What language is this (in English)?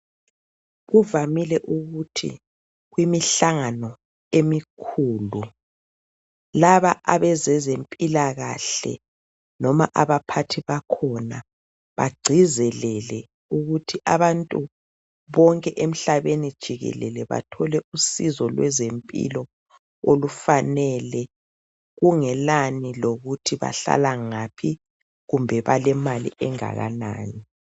North Ndebele